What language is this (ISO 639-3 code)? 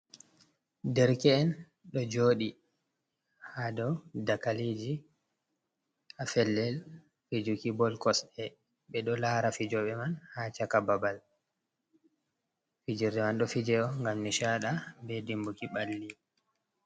ful